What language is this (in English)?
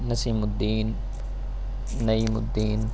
Urdu